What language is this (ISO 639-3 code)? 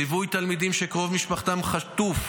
heb